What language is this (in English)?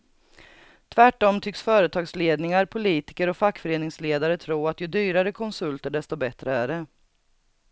Swedish